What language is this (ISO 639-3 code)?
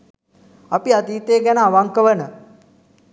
sin